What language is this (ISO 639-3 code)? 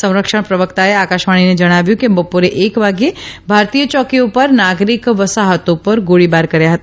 guj